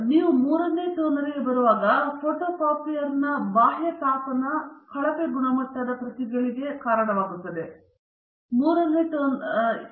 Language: Kannada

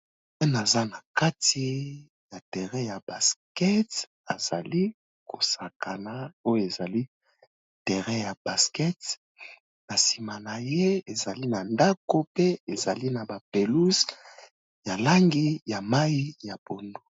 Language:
Lingala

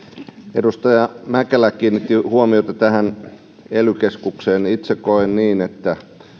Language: Finnish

